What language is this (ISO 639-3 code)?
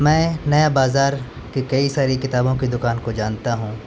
urd